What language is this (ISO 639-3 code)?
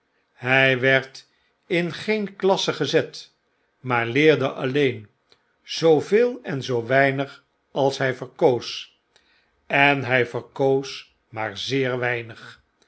nld